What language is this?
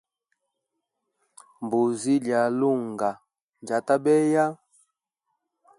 Hemba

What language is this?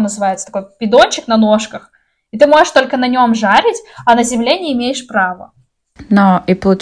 Russian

